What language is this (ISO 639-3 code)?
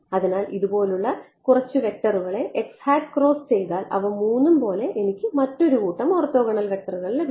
mal